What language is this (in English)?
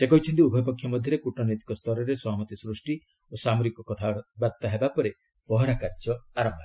Odia